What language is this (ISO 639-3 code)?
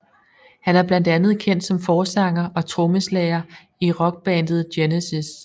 dan